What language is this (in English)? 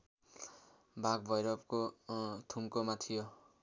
Nepali